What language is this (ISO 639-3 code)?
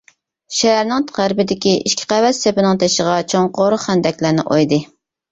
uig